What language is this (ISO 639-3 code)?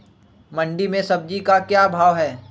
mag